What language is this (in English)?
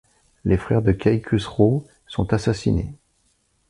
French